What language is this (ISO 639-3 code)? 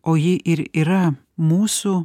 lit